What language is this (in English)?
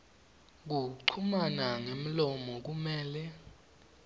Swati